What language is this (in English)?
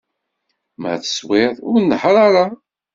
Kabyle